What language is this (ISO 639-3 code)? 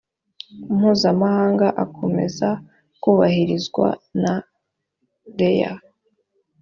kin